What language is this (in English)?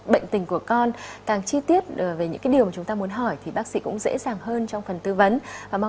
Vietnamese